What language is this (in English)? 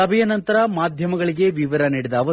Kannada